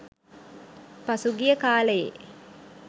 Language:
Sinhala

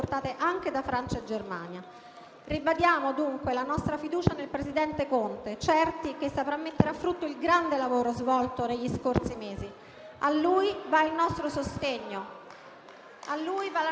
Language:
Italian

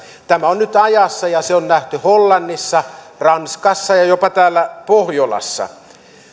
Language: Finnish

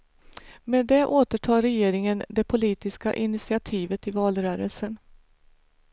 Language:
Swedish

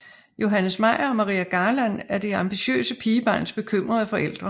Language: Danish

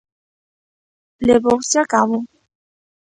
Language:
Galician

